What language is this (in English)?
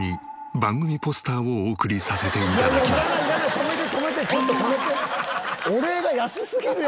Japanese